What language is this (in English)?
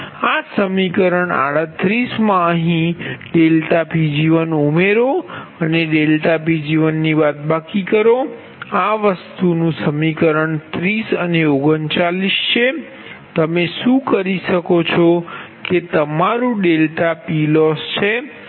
Gujarati